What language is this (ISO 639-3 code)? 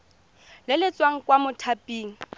tsn